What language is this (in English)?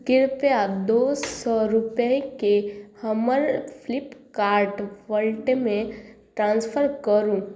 Maithili